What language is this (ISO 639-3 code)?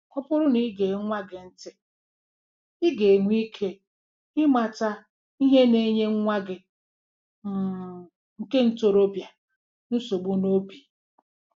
ibo